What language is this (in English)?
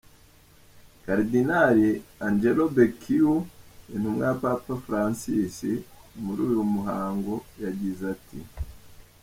Kinyarwanda